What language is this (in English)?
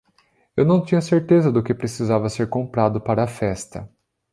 Portuguese